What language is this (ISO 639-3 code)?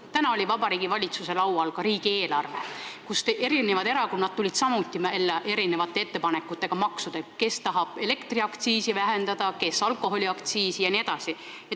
est